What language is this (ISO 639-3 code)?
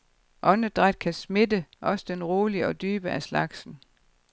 dan